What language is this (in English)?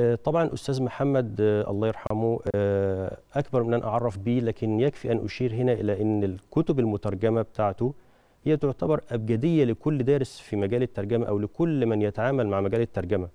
Arabic